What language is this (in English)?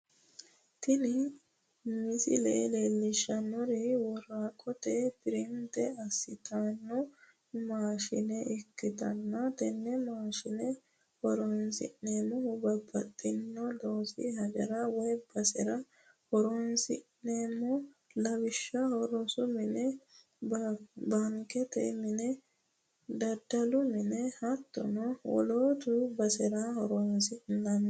Sidamo